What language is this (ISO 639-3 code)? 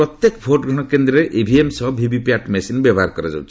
ori